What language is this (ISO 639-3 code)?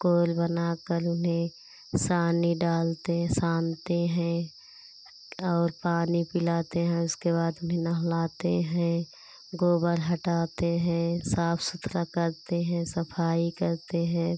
hin